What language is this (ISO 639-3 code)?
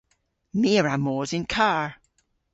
cor